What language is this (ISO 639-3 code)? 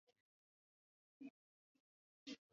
swa